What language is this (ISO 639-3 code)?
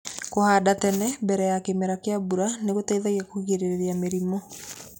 kik